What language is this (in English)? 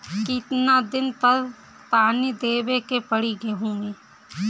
Bhojpuri